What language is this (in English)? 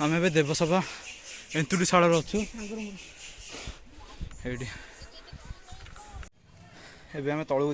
Hindi